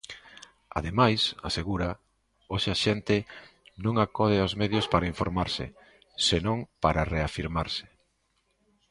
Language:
Galician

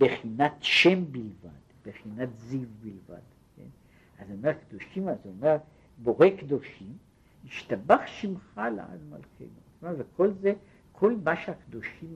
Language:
Hebrew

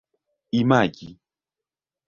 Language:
Esperanto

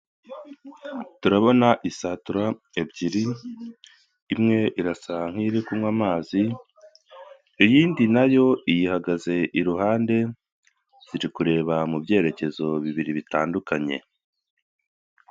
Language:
Kinyarwanda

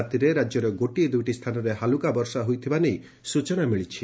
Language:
Odia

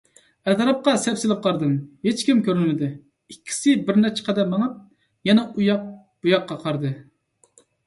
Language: Uyghur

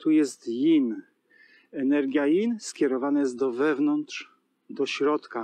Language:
Polish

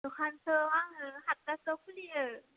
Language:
Bodo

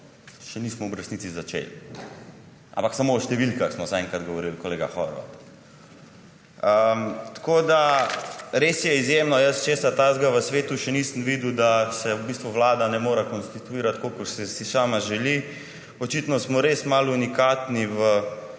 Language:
Slovenian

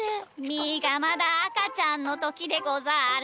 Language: Japanese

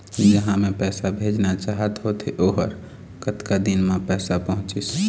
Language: Chhattisgarhi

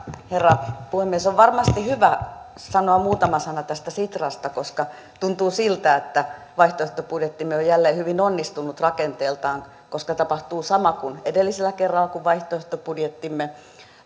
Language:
Finnish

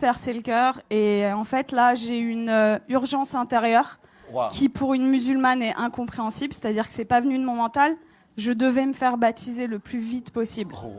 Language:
French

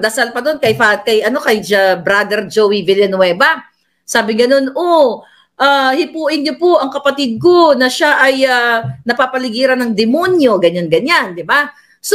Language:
Filipino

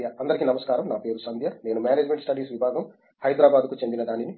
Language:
Telugu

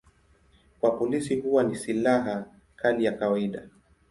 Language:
Swahili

